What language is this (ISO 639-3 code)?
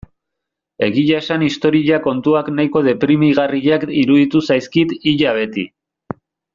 eus